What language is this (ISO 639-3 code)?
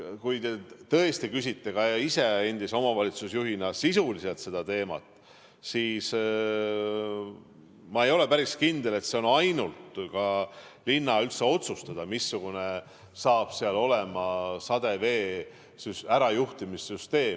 est